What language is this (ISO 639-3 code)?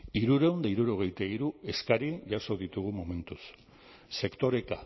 eus